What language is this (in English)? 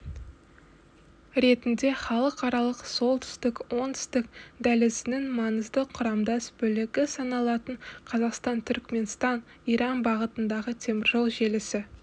Kazakh